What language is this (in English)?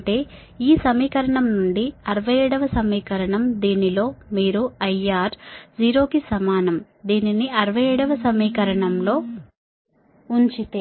Telugu